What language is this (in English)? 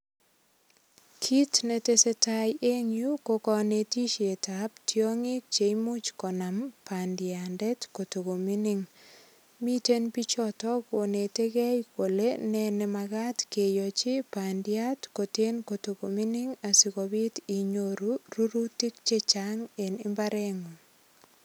Kalenjin